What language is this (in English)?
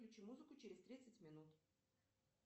Russian